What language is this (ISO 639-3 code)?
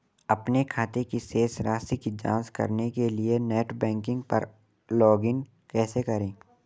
hin